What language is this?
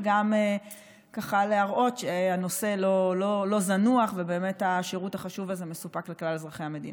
Hebrew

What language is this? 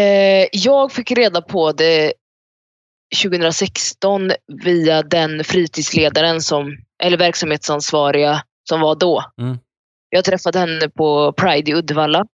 Swedish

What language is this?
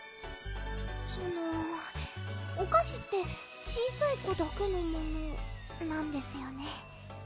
Japanese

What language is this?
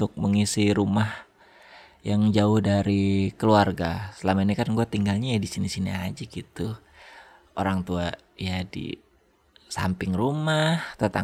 Indonesian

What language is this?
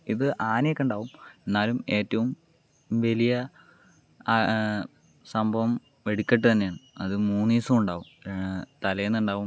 Malayalam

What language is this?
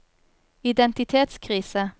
Norwegian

